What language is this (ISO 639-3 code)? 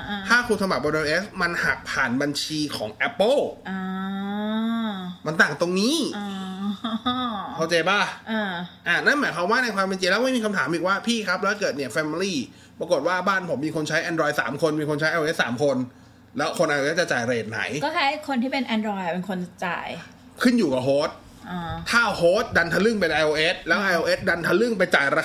tha